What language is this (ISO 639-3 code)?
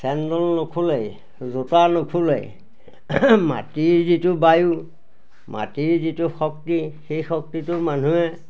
asm